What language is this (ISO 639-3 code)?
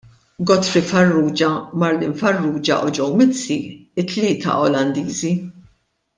mlt